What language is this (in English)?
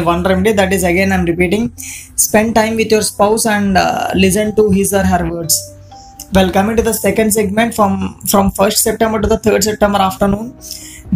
English